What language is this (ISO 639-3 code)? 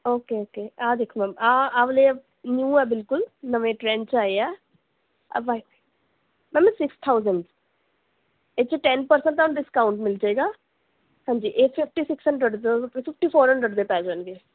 pan